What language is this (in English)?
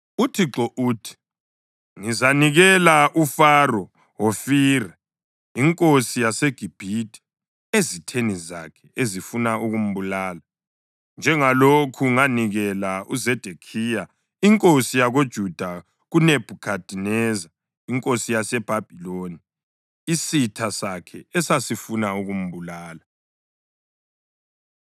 North Ndebele